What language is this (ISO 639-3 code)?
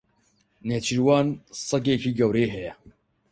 ckb